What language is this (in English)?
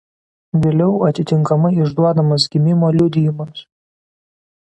Lithuanian